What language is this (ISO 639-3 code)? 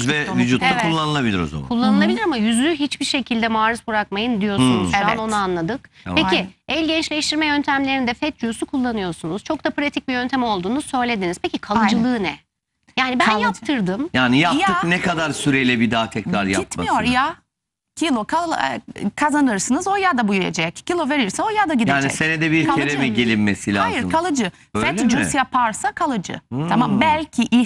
tur